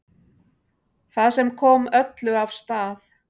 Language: Icelandic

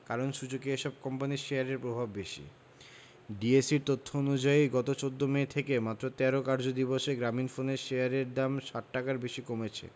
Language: Bangla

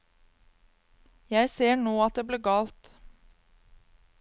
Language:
Norwegian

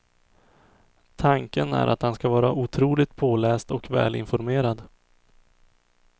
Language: Swedish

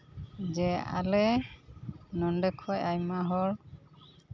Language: Santali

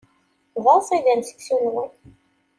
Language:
Kabyle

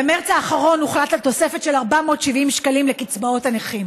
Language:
Hebrew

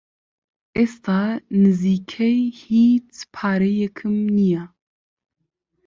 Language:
Central Kurdish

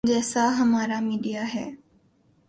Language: Urdu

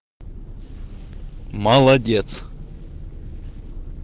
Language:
Russian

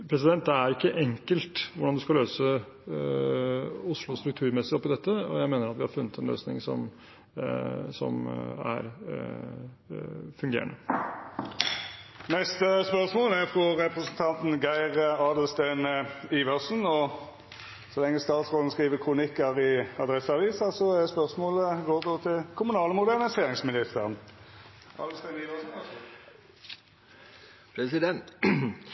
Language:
Norwegian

